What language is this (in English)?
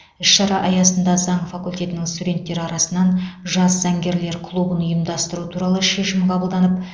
Kazakh